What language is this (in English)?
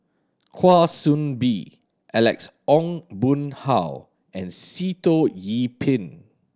English